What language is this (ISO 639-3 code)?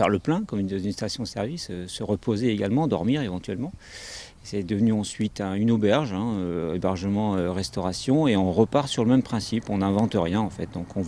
fra